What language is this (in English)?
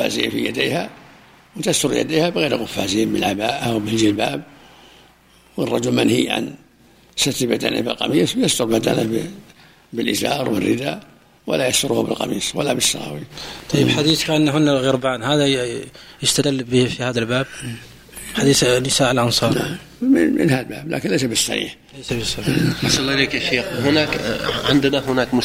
Arabic